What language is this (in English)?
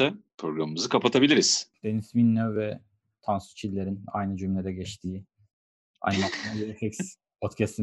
Turkish